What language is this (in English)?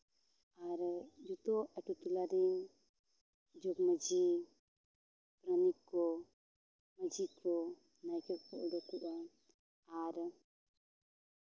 Santali